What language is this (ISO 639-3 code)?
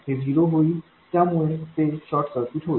mar